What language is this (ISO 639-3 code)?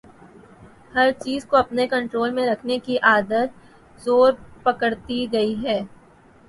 urd